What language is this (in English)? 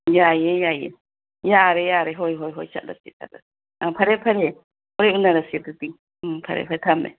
Manipuri